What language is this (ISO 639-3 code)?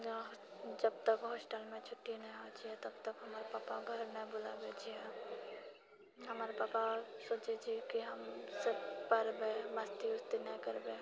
mai